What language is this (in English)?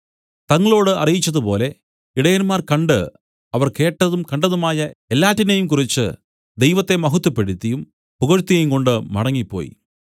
Malayalam